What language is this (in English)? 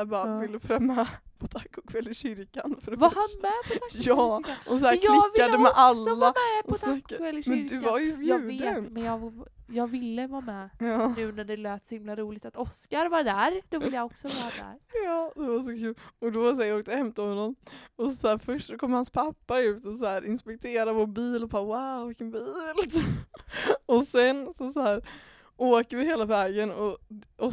Swedish